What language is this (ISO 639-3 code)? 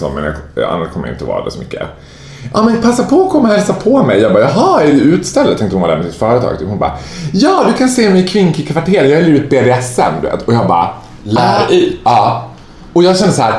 swe